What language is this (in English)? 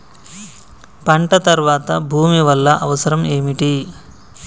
Telugu